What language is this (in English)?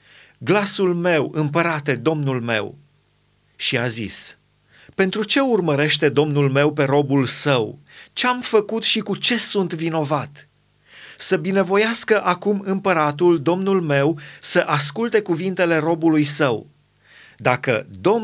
Romanian